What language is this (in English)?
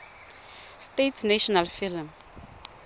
Tswana